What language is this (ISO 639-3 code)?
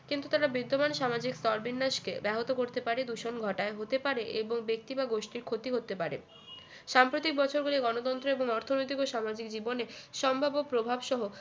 ben